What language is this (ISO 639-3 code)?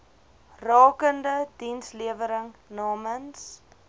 afr